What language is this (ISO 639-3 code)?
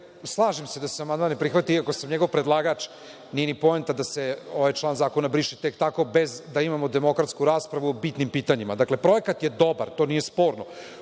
srp